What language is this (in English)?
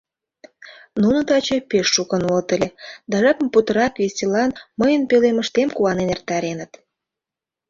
Mari